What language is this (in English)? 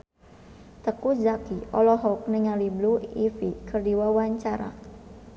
Sundanese